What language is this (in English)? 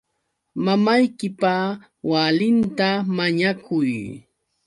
Yauyos Quechua